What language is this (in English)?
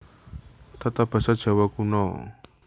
Javanese